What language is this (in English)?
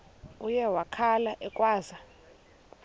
Xhosa